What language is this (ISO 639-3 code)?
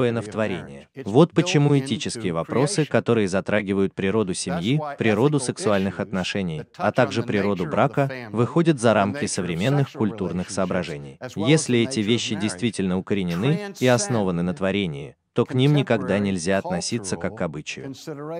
rus